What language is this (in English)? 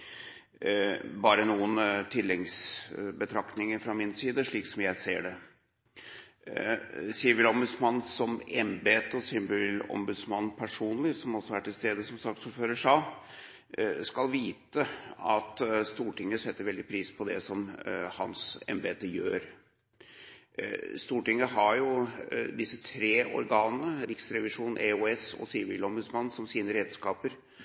Norwegian Bokmål